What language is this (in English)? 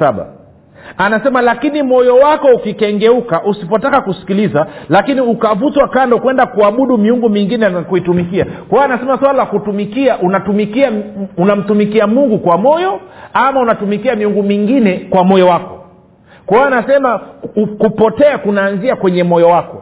Swahili